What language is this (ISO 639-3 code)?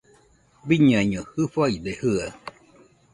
hux